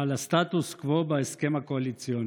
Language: Hebrew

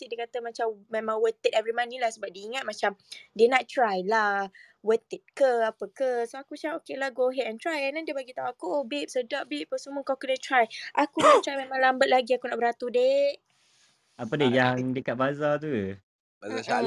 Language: Malay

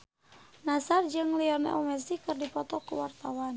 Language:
Sundanese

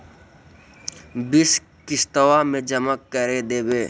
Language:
Magahi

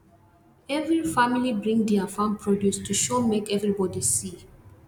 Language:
Nigerian Pidgin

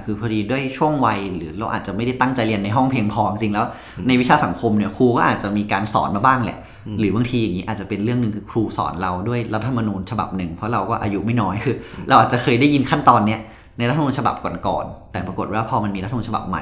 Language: Thai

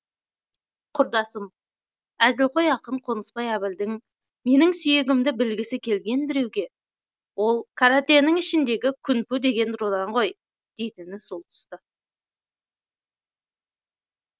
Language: Kazakh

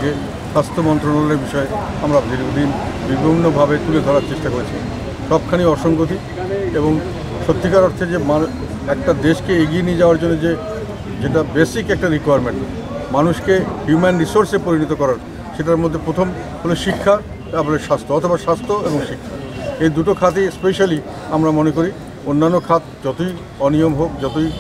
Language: Arabic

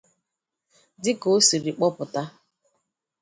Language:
Igbo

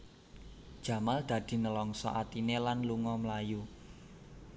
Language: Javanese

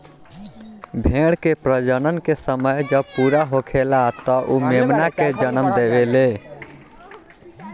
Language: Bhojpuri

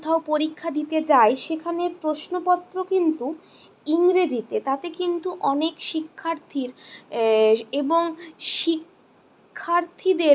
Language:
Bangla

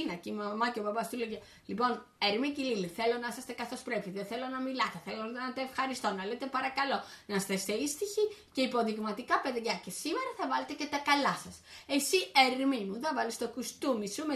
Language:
Greek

